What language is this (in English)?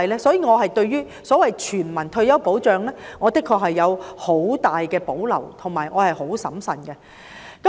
Cantonese